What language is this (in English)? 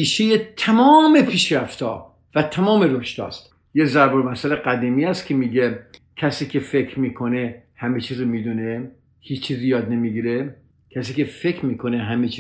Persian